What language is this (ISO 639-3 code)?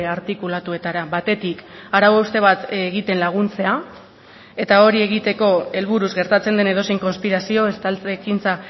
eus